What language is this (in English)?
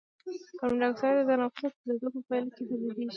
Pashto